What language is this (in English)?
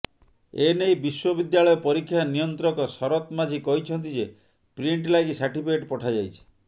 Odia